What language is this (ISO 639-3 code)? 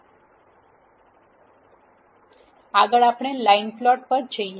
guj